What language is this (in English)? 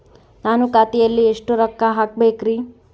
Kannada